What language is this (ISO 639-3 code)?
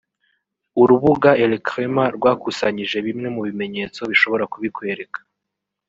kin